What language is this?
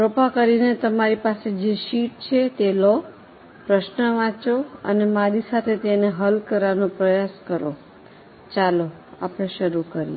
Gujarati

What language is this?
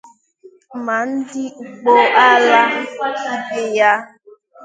Igbo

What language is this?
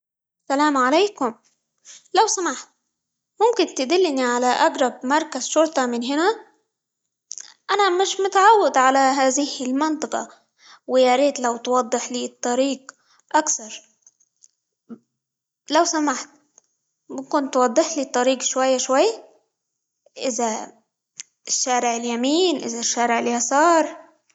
Libyan Arabic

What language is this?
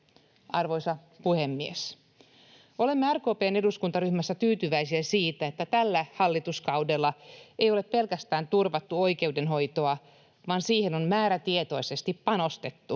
Finnish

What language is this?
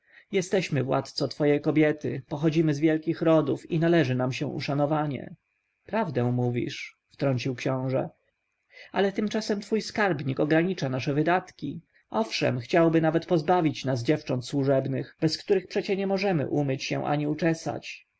Polish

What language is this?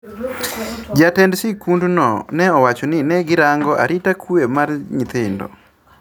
Luo (Kenya and Tanzania)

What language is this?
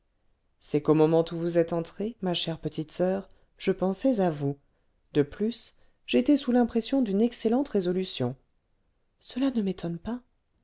French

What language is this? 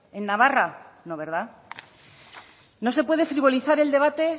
Spanish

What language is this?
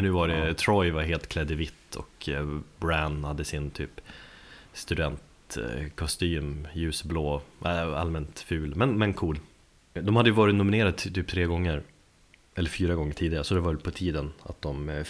Swedish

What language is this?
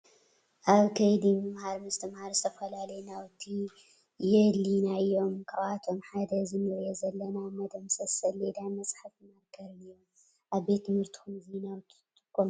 Tigrinya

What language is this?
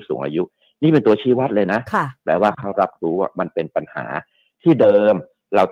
Thai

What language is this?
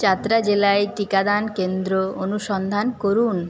Bangla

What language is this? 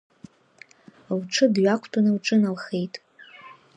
Abkhazian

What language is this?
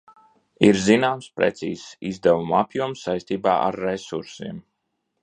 Latvian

